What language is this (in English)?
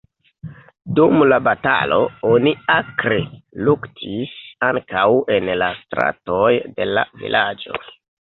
Esperanto